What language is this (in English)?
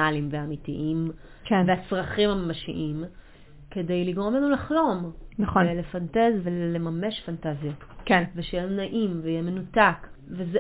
Hebrew